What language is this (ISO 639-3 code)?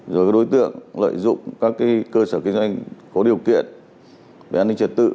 vie